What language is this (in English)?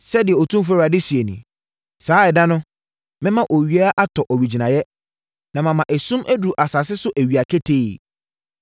Akan